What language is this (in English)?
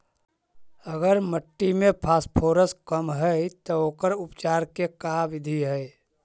Magahi